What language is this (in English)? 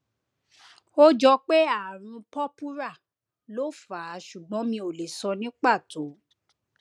Yoruba